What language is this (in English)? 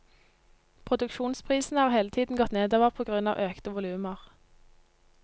Norwegian